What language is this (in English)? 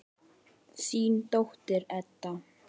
Icelandic